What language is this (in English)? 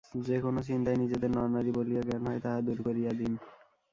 Bangla